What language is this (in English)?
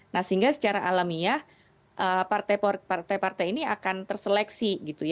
Indonesian